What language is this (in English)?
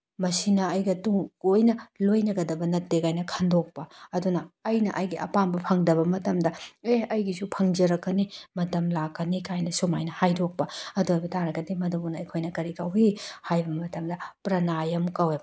Manipuri